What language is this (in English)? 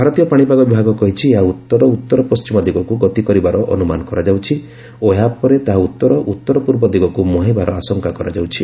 Odia